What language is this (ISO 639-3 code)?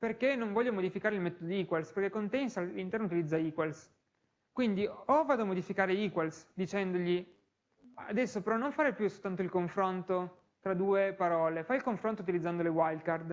ita